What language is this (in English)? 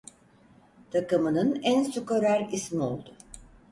Turkish